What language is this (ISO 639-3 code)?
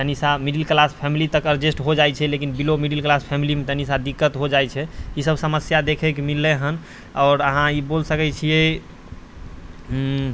mai